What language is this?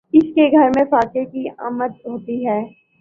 Urdu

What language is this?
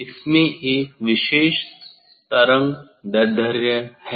Hindi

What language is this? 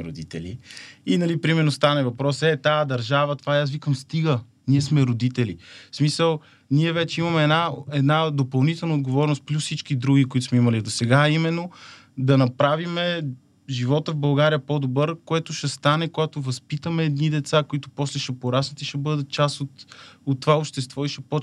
Bulgarian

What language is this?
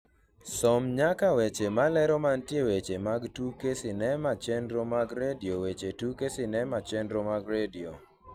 Luo (Kenya and Tanzania)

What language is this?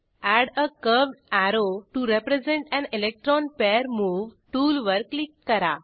Marathi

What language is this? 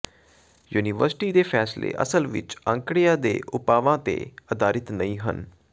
Punjabi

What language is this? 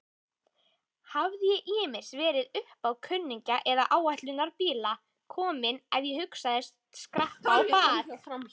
Icelandic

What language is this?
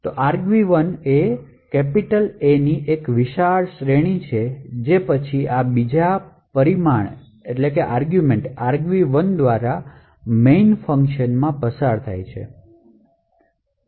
Gujarati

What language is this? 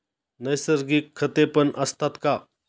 Marathi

